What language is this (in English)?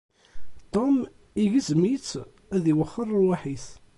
Kabyle